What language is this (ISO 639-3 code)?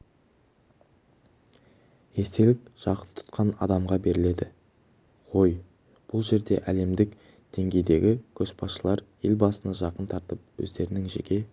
kaz